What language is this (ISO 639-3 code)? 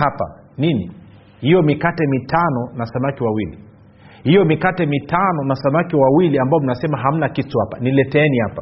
swa